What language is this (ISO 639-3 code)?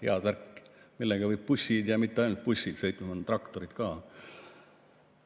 est